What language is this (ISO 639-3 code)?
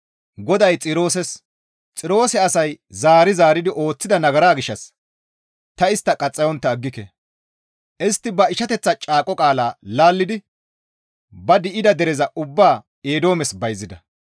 gmv